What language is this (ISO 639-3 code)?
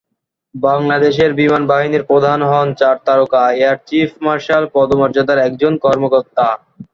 ben